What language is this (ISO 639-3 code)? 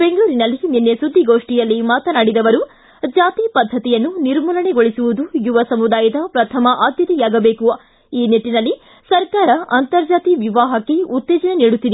kan